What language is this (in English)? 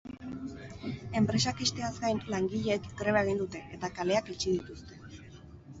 Basque